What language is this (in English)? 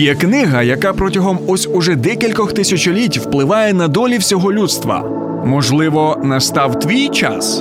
Ukrainian